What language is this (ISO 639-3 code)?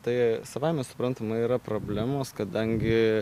lit